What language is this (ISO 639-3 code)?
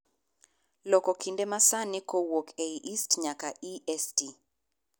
luo